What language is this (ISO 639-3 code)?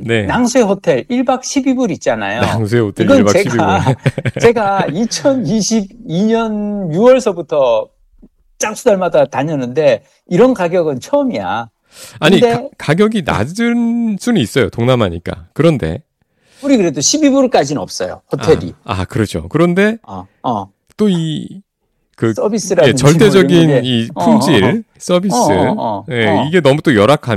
kor